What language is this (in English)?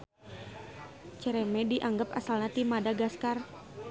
Sundanese